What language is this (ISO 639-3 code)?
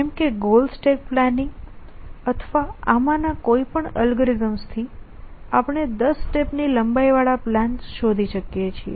guj